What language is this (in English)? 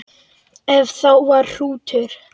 Icelandic